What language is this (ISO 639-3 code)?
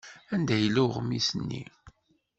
kab